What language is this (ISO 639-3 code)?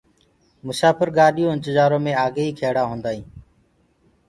ggg